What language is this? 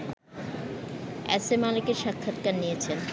Bangla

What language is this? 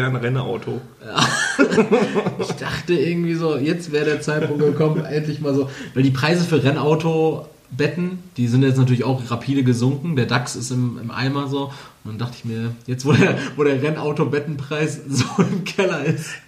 German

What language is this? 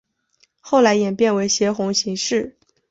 Chinese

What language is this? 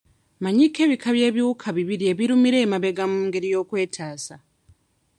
Ganda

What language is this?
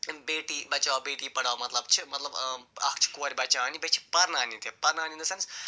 Kashmiri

